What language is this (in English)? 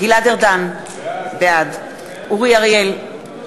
Hebrew